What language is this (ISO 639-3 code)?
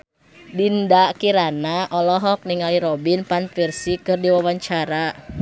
sun